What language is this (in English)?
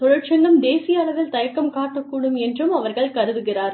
Tamil